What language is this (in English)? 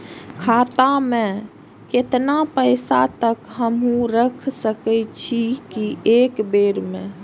Maithili